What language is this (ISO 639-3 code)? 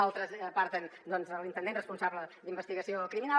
cat